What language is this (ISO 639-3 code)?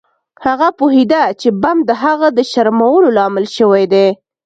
pus